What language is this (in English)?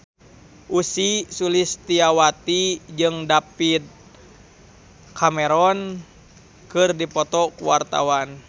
Sundanese